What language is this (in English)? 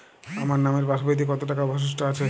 Bangla